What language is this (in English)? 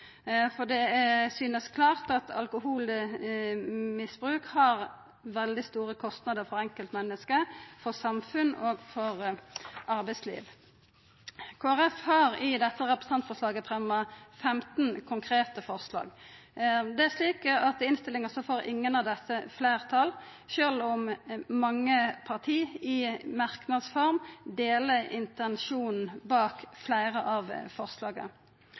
Norwegian Nynorsk